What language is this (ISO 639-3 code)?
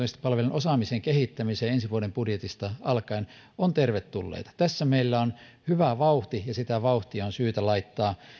fin